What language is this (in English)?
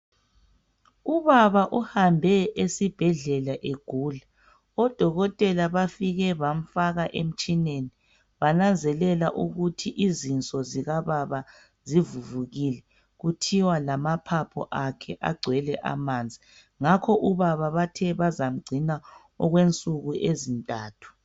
North Ndebele